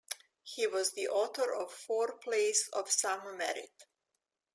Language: English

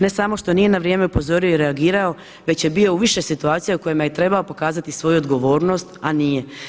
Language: Croatian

